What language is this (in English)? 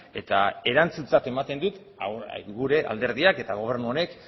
Basque